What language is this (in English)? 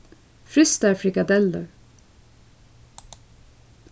Faroese